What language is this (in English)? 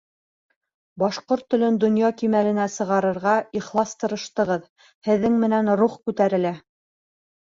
Bashkir